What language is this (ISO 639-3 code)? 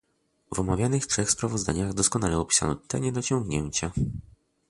pol